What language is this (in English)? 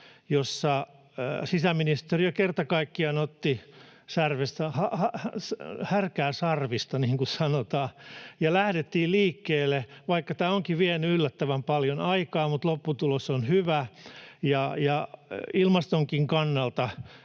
Finnish